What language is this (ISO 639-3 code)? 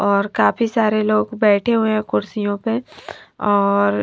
hin